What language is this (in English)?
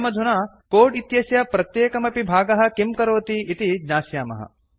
Sanskrit